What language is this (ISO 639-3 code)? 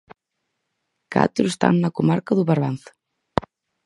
glg